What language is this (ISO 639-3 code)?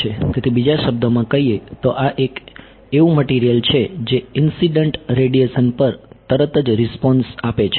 guj